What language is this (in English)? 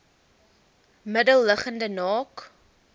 Afrikaans